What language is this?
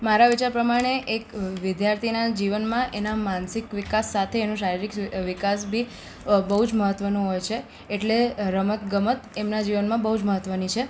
Gujarati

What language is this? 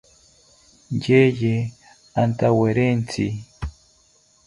South Ucayali Ashéninka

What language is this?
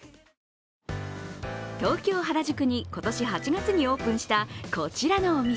Japanese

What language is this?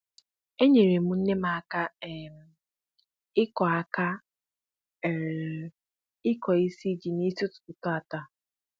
Igbo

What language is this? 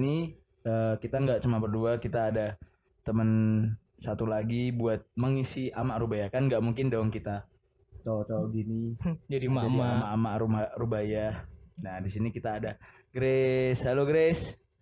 Indonesian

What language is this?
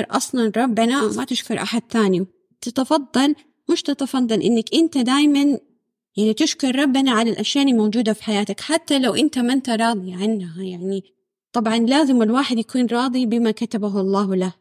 Arabic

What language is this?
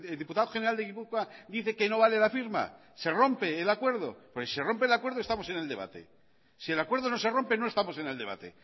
Spanish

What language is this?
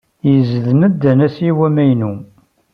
Kabyle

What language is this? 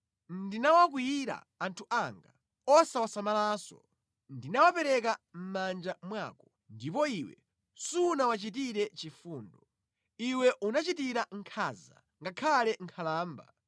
Nyanja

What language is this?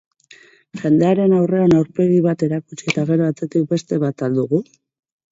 Basque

